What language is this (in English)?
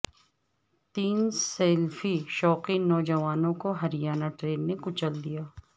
Urdu